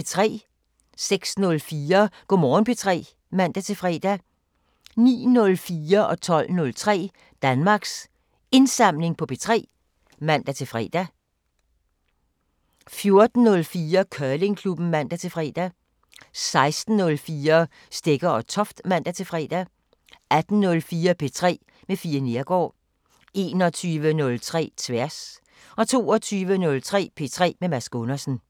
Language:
Danish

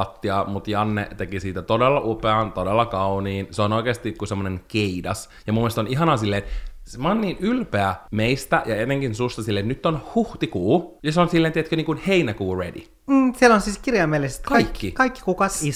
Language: Finnish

